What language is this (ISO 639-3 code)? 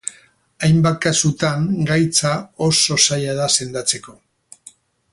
eus